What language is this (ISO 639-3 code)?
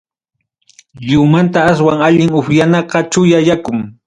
quy